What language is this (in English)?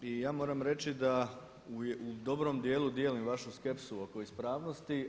Croatian